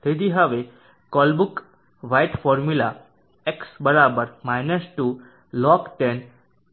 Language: Gujarati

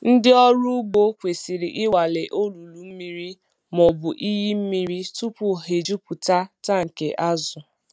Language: Igbo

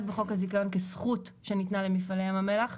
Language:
Hebrew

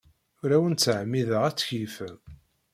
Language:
Kabyle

